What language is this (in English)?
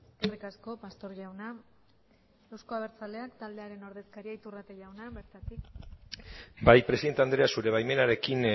Basque